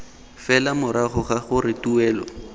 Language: Tswana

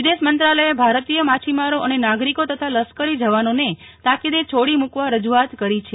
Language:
Gujarati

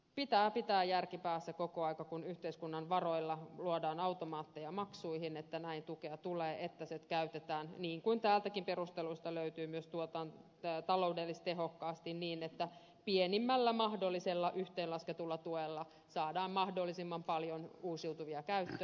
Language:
Finnish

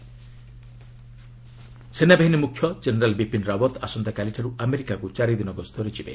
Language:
Odia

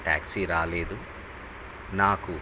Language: Telugu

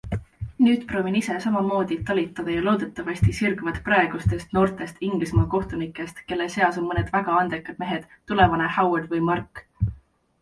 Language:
Estonian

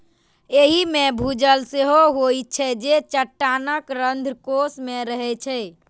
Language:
Maithili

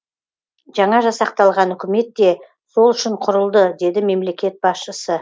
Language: Kazakh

